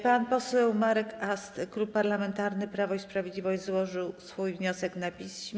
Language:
Polish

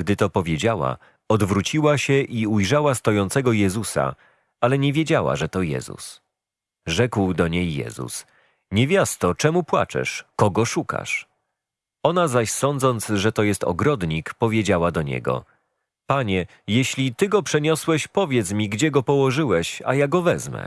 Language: Polish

